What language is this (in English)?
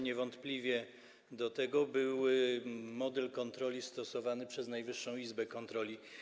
Polish